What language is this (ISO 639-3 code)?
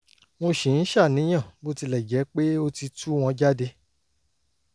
yor